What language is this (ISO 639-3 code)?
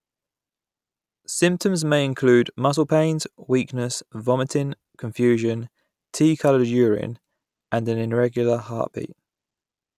eng